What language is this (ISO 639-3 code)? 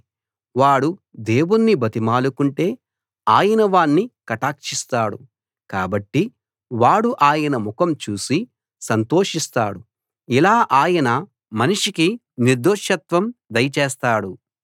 tel